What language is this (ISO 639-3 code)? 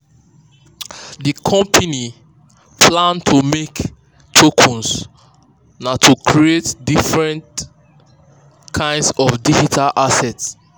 pcm